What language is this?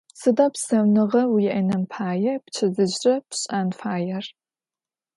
Adyghe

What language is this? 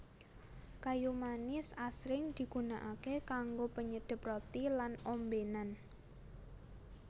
Javanese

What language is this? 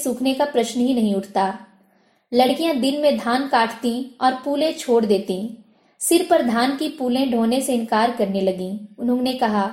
Hindi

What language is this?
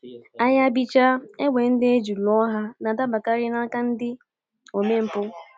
Igbo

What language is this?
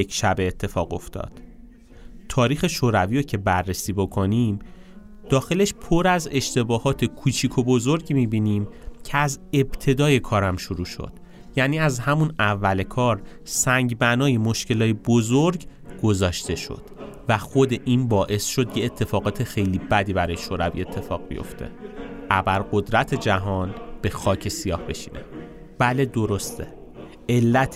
Persian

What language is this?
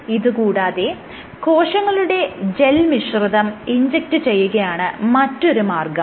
Malayalam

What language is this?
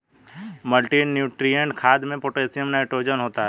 Hindi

